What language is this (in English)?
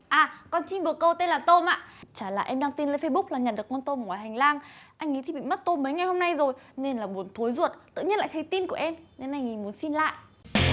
Vietnamese